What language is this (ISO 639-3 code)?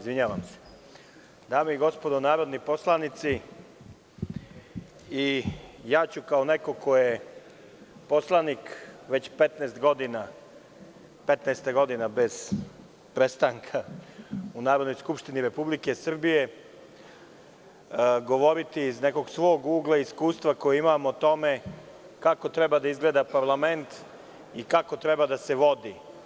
srp